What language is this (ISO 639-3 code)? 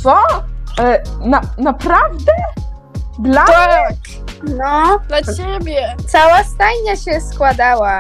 pol